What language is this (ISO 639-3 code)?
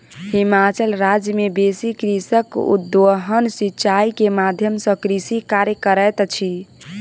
mai